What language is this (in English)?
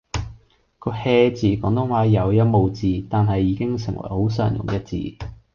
Cantonese